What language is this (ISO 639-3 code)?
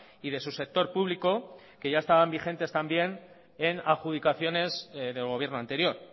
spa